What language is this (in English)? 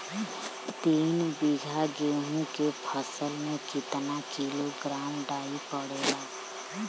Bhojpuri